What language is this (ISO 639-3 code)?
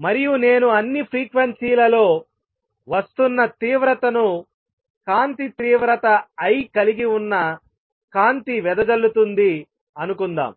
tel